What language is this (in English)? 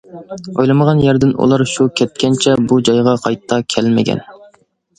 Uyghur